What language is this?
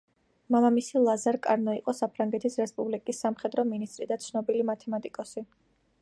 Georgian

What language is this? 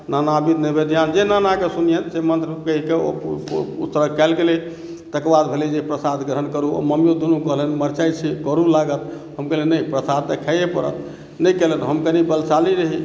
Maithili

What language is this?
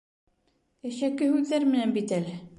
Bashkir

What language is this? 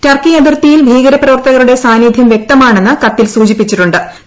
Malayalam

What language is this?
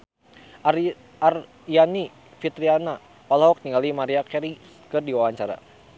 Sundanese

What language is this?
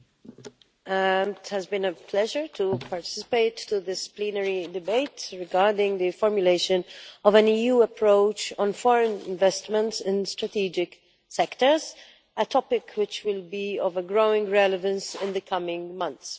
English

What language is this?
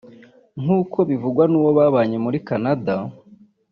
Kinyarwanda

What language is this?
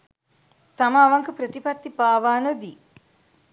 Sinhala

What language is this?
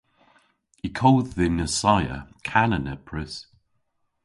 Cornish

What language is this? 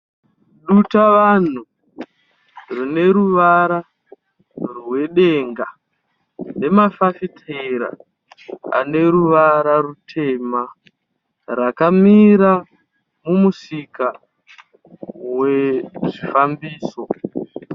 Shona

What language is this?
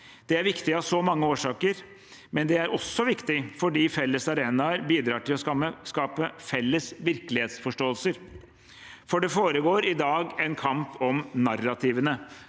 Norwegian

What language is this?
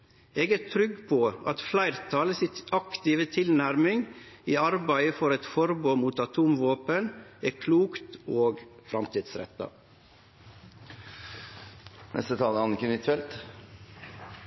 Norwegian Nynorsk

